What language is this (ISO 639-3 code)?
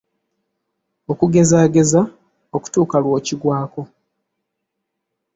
lug